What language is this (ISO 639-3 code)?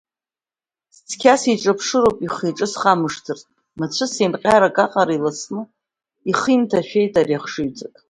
abk